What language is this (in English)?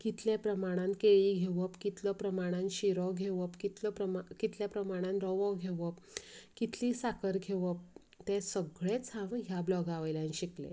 Konkani